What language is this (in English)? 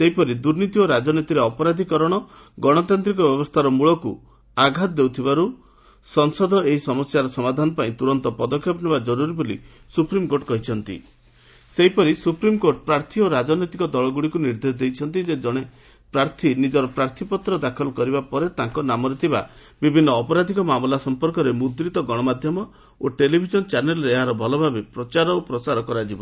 Odia